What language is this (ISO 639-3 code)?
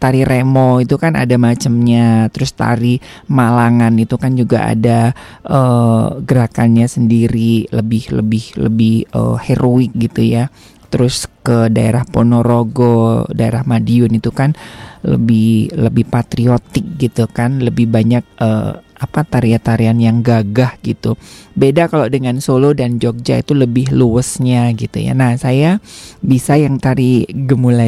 ind